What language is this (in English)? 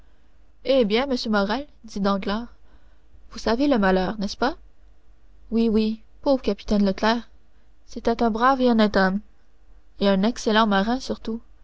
French